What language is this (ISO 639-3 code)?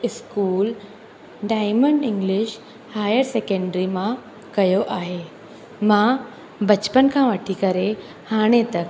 snd